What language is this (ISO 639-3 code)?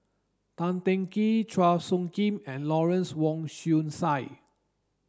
eng